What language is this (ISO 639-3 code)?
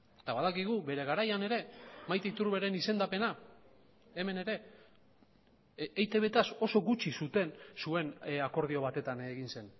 eus